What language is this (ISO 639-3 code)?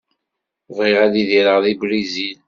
kab